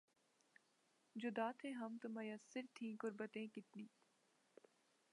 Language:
Urdu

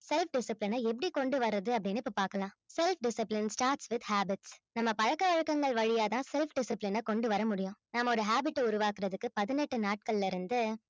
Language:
Tamil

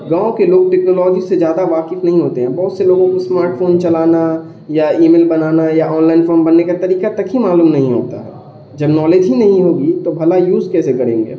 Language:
Urdu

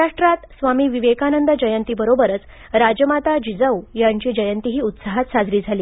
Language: Marathi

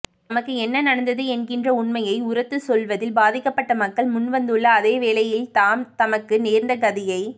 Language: Tamil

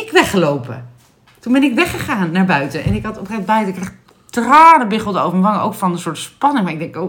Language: Dutch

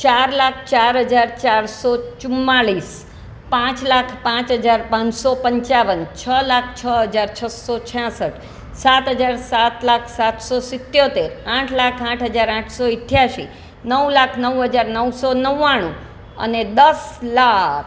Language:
Gujarati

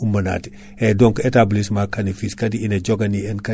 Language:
Fula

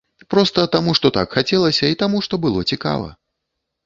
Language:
Belarusian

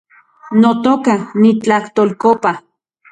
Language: Central Puebla Nahuatl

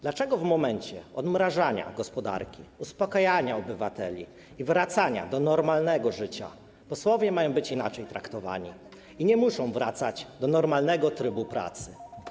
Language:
Polish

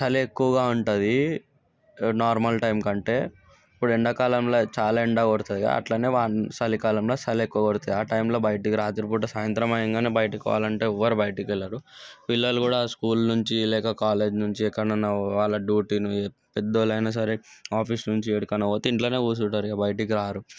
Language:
Telugu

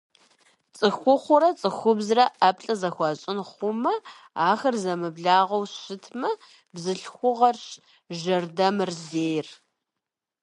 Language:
Kabardian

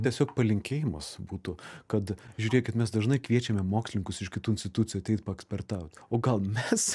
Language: Lithuanian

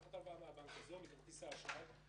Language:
Hebrew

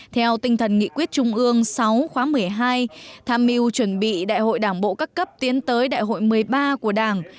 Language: Vietnamese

